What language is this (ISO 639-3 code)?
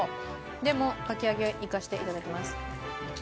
jpn